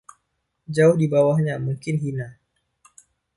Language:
Indonesian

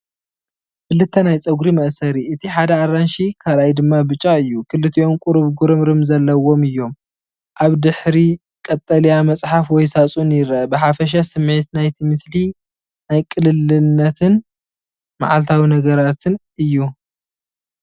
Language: Tigrinya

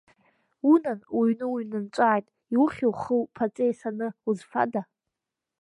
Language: Abkhazian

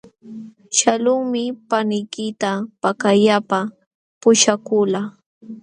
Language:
Jauja Wanca Quechua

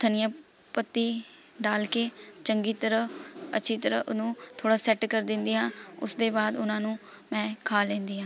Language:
Punjabi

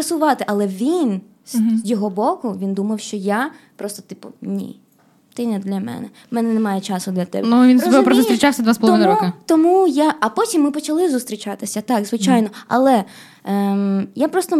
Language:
Ukrainian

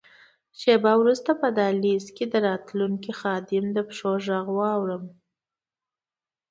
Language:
Pashto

